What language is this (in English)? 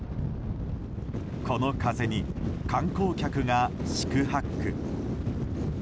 Japanese